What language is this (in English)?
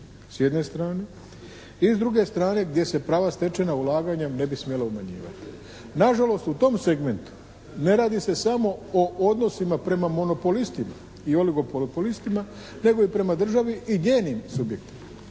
Croatian